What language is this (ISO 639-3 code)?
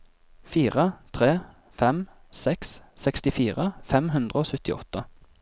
nor